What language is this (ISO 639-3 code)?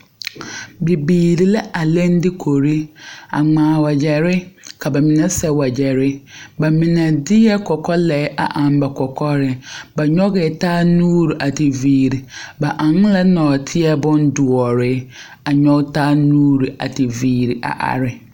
dga